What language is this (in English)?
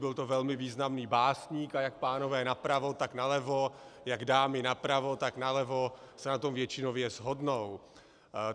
Czech